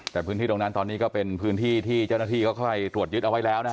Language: Thai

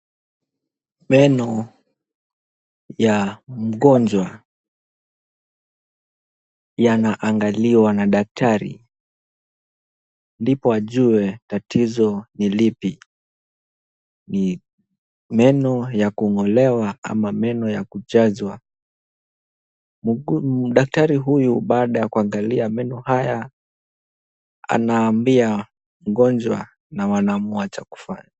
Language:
Swahili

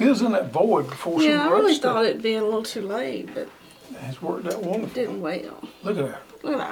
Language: English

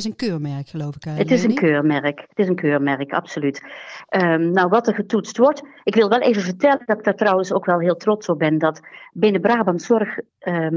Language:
Dutch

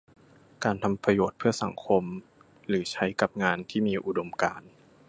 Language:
Thai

